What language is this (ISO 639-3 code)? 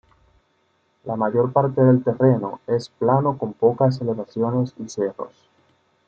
spa